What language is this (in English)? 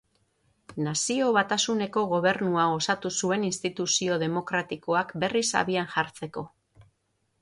Basque